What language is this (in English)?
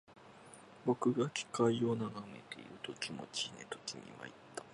Japanese